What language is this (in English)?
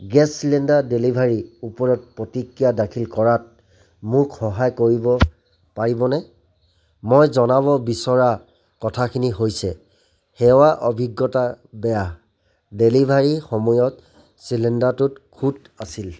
Assamese